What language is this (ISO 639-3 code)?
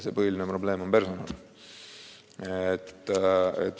est